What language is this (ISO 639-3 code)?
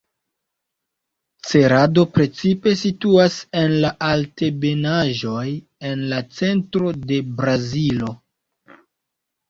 epo